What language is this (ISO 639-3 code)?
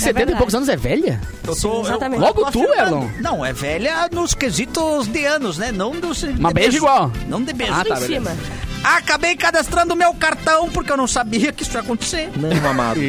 por